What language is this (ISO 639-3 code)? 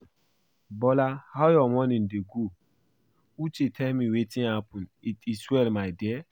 pcm